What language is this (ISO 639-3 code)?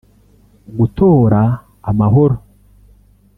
kin